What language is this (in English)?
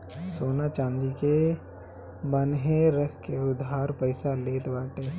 Bhojpuri